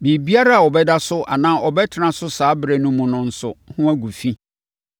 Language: Akan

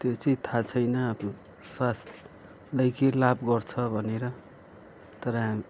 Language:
Nepali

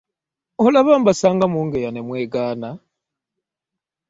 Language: Ganda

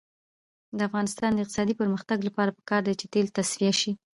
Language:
Pashto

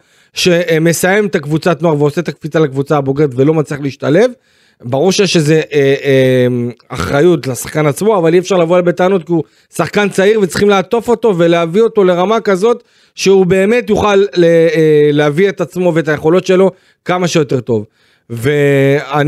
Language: Hebrew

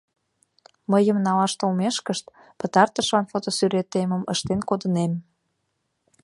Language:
Mari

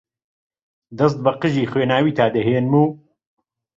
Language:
Central Kurdish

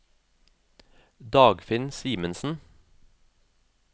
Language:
Norwegian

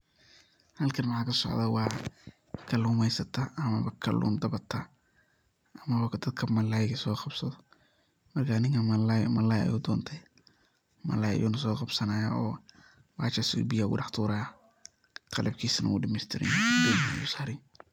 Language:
Somali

